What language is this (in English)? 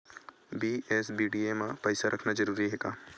Chhattisgarhi